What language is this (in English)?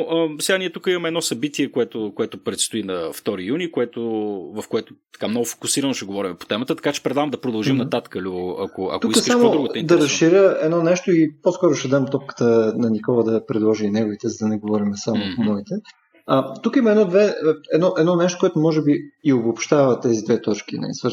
Bulgarian